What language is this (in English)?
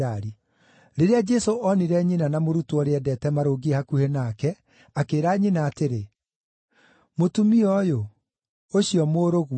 Kikuyu